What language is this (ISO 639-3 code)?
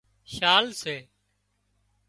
kxp